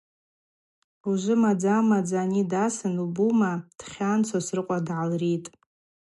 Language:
Abaza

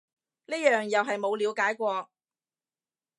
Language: Cantonese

